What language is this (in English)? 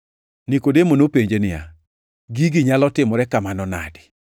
Luo (Kenya and Tanzania)